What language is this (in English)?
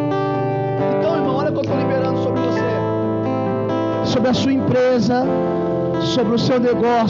Portuguese